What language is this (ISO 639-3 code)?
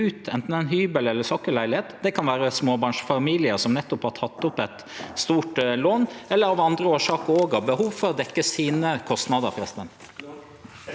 nor